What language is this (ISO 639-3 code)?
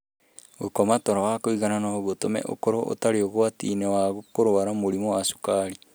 kik